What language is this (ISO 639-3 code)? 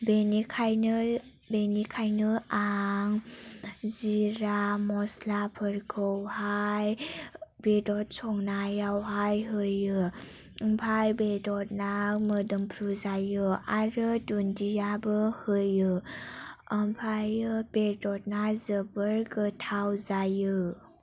brx